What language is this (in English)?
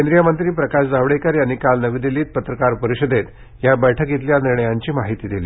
Marathi